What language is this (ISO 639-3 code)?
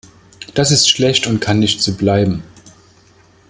deu